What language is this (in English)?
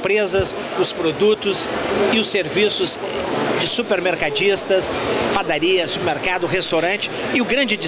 Portuguese